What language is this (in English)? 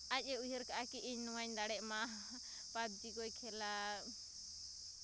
Santali